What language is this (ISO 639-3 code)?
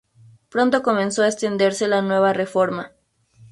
spa